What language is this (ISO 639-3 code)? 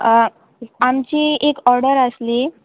kok